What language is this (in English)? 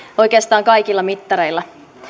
Finnish